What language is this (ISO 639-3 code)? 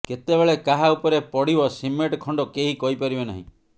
ori